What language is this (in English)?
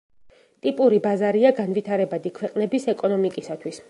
Georgian